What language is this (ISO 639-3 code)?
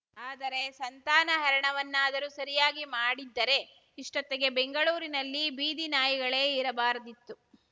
kan